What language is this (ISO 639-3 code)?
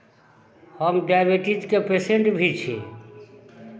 mai